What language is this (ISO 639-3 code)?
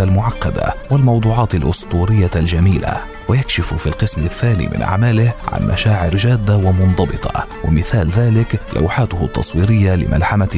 ara